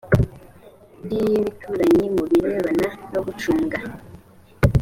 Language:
Kinyarwanda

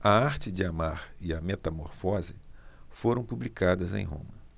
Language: Portuguese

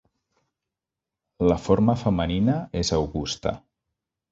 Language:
Catalan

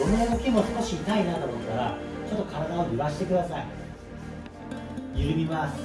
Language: Japanese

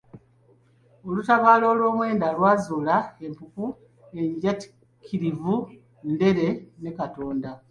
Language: Ganda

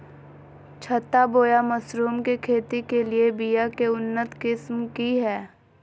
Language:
Magahi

